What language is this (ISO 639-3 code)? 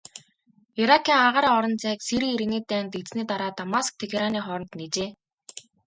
mon